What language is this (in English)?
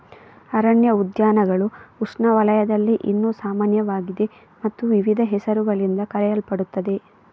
Kannada